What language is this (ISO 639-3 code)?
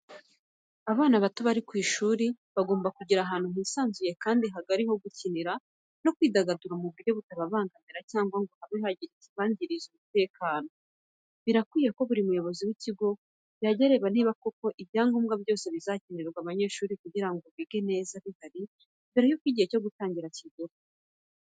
kin